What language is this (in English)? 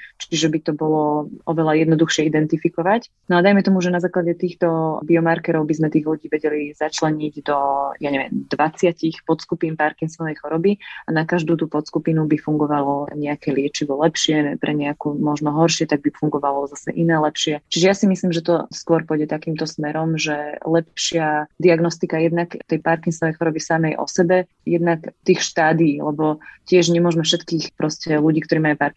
Slovak